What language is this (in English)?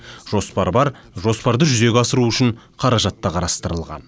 Kazakh